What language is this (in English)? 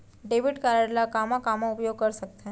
Chhattisgarhi